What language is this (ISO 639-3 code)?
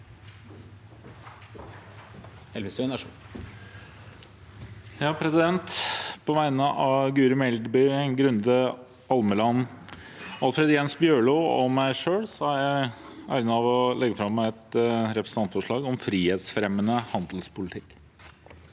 nor